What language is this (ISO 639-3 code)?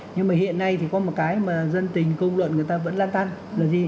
vie